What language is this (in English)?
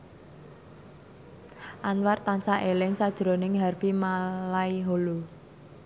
Javanese